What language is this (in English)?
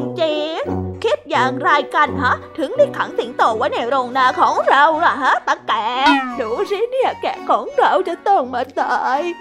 Thai